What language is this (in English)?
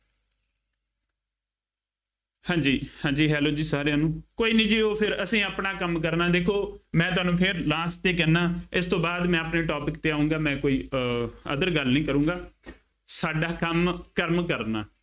Punjabi